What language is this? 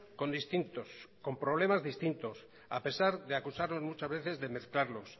Spanish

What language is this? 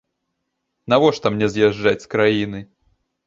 Belarusian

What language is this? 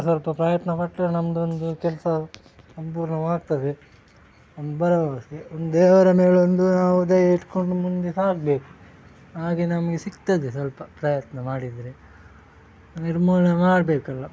Kannada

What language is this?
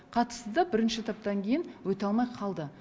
Kazakh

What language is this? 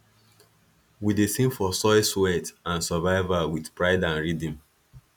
Nigerian Pidgin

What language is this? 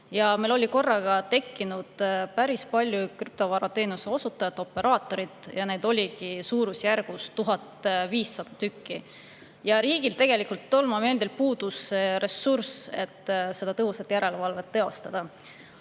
Estonian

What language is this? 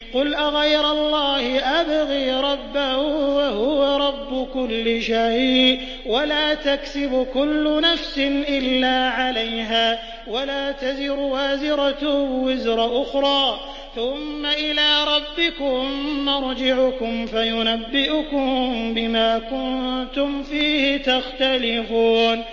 Arabic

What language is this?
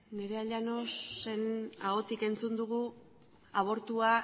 Basque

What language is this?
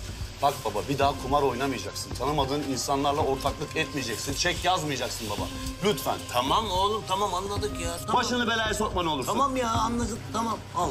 Turkish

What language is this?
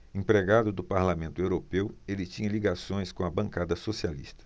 Portuguese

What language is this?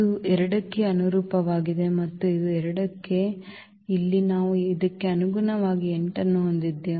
Kannada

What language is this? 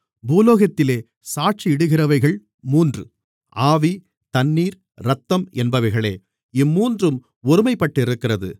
Tamil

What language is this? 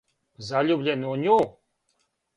Serbian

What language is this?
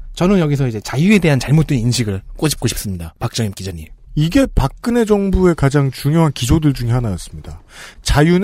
Korean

